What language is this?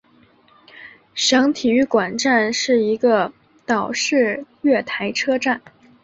Chinese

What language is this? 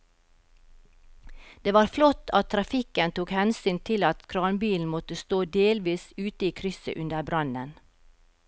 Norwegian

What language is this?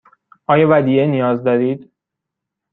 Persian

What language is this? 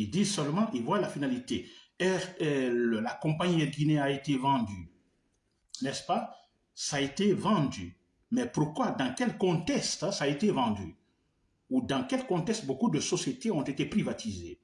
French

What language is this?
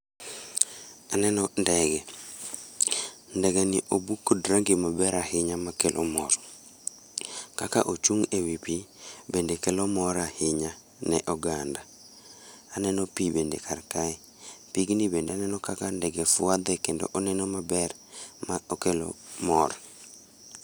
Luo (Kenya and Tanzania)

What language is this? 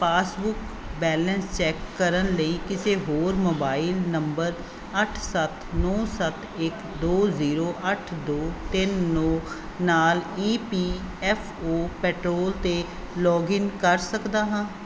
Punjabi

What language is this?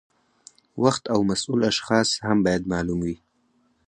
Pashto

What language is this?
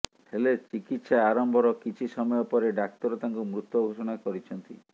Odia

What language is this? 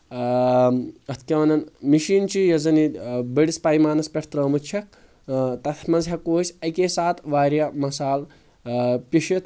Kashmiri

